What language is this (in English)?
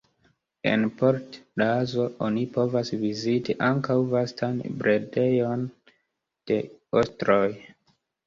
Esperanto